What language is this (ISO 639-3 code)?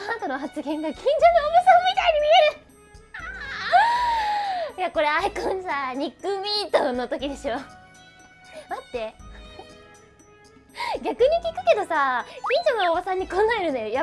jpn